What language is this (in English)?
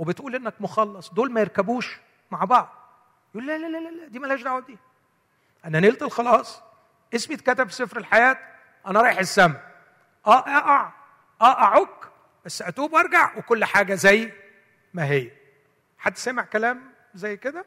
Arabic